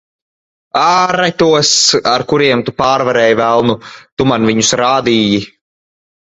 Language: Latvian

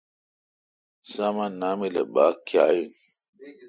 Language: Kalkoti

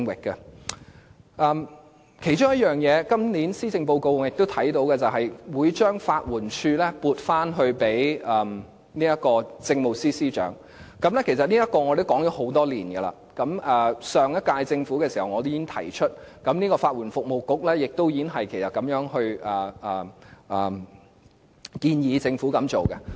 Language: Cantonese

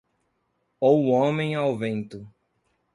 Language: Portuguese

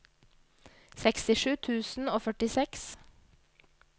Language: Norwegian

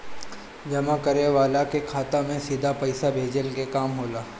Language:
Bhojpuri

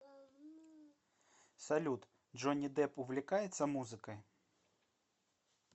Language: Russian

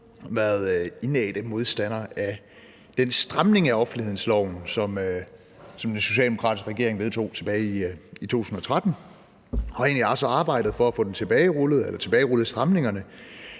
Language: Danish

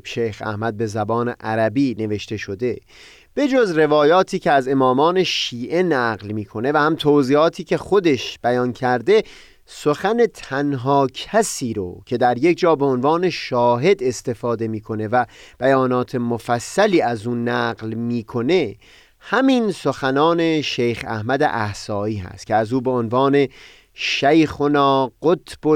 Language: Persian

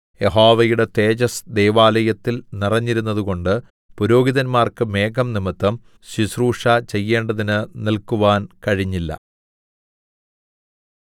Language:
Malayalam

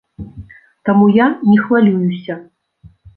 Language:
Belarusian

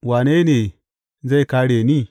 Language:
Hausa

